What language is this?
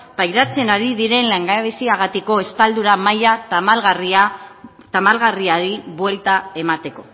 Basque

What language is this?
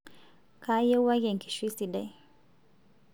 Masai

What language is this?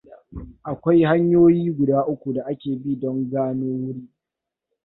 Hausa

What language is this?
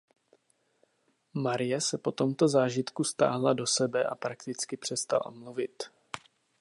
Czech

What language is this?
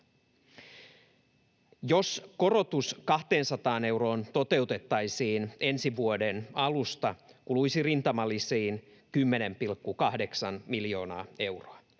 Finnish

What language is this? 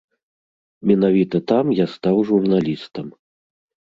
Belarusian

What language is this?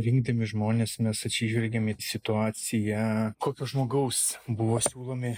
Lithuanian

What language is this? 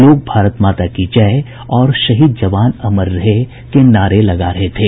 Hindi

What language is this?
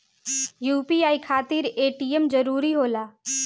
Bhojpuri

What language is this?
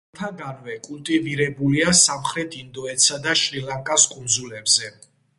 Georgian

